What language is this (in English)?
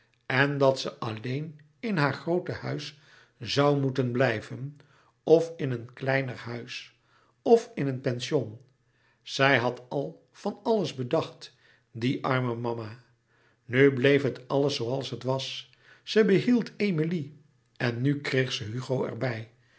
Dutch